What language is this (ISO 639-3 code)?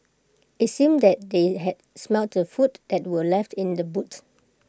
eng